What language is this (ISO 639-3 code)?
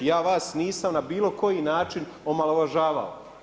hrv